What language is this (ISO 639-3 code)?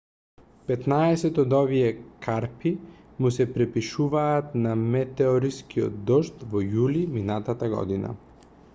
mkd